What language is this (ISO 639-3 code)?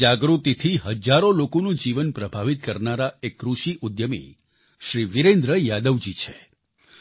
guj